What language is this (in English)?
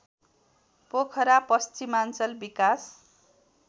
Nepali